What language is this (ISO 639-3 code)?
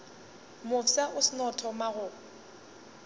nso